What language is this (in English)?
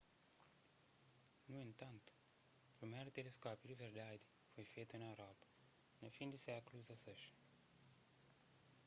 Kabuverdianu